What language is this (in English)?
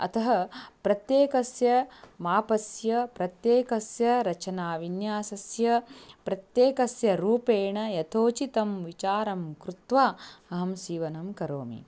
Sanskrit